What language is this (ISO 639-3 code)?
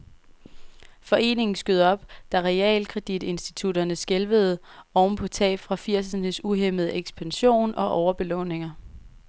dan